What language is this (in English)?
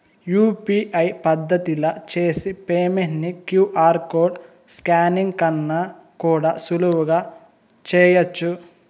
Telugu